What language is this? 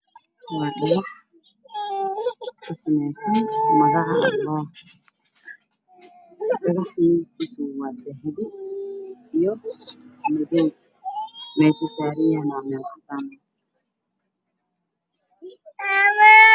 Somali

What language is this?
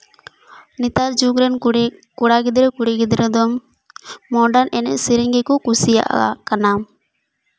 Santali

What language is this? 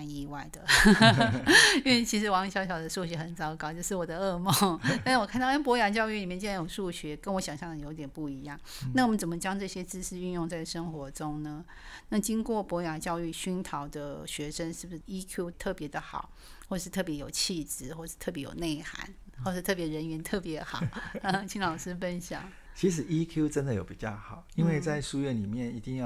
Chinese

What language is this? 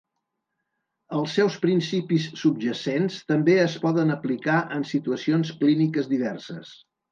Catalan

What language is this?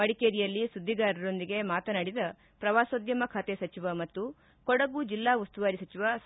Kannada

